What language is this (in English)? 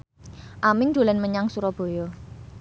Javanese